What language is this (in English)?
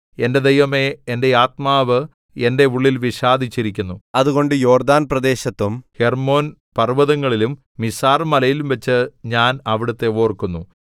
Malayalam